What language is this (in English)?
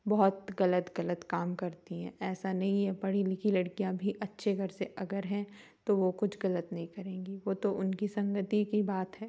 Hindi